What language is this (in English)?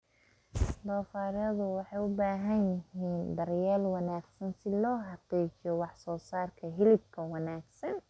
Somali